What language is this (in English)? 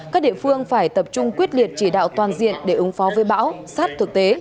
Vietnamese